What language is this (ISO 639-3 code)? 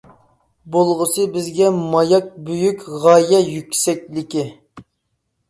uig